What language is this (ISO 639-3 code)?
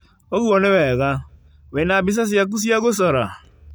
kik